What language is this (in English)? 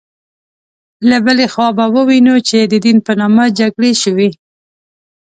Pashto